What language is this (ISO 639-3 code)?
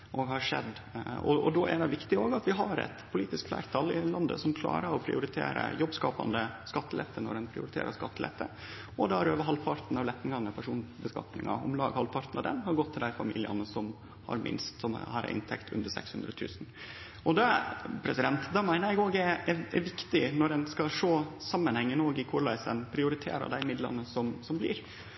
nno